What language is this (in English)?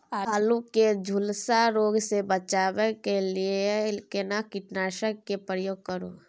Maithili